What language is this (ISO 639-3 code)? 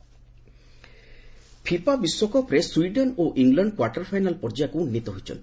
ori